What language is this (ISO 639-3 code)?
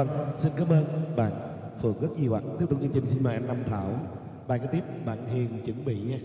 vie